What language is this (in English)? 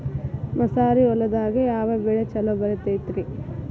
Kannada